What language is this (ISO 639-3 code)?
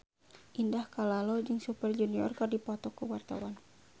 sun